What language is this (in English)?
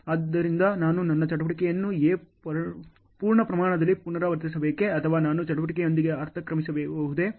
Kannada